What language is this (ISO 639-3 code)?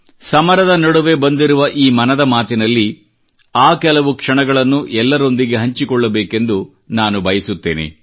kan